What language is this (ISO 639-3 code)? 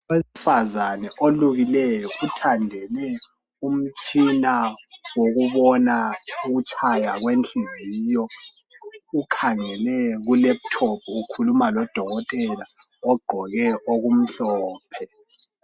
nde